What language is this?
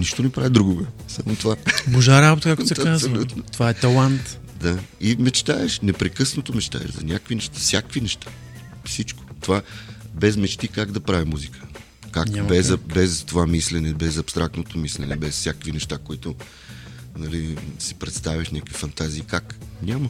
Bulgarian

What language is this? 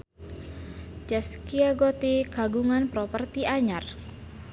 Sundanese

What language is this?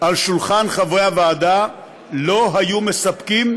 Hebrew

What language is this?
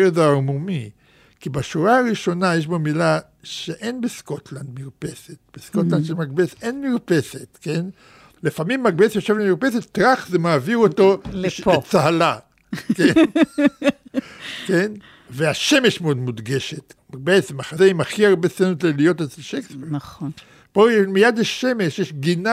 Hebrew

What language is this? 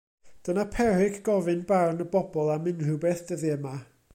Welsh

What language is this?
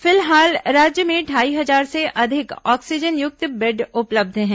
Hindi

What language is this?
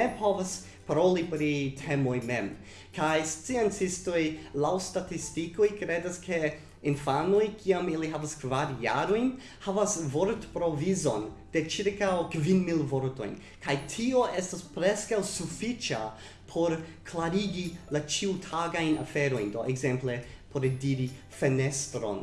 Italian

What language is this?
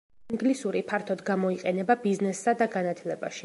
Georgian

